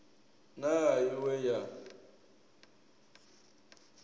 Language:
Venda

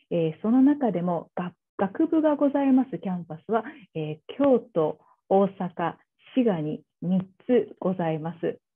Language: Japanese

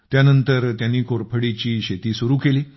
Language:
Marathi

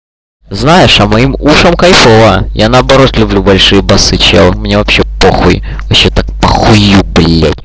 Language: Russian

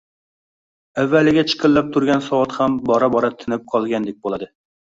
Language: Uzbek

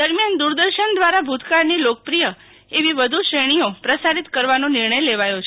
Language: Gujarati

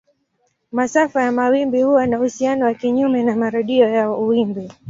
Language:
Swahili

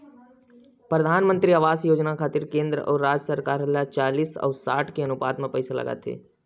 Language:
Chhattisgarhi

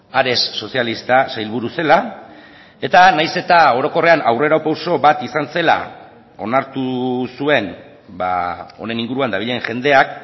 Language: Basque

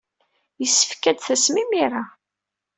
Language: Kabyle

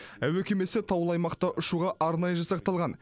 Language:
Kazakh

